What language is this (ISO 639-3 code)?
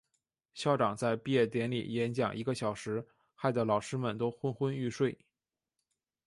zho